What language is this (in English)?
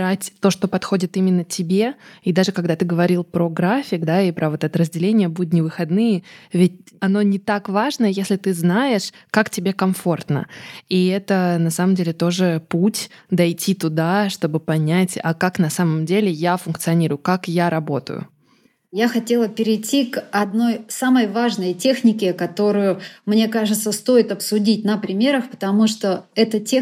Russian